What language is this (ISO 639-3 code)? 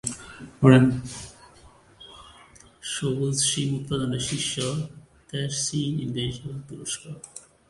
ben